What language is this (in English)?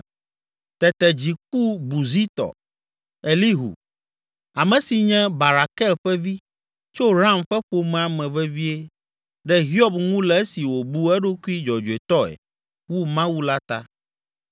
Ewe